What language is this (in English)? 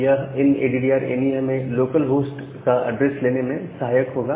Hindi